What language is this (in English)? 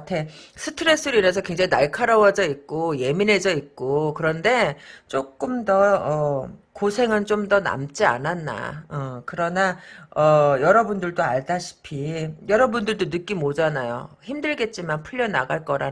Korean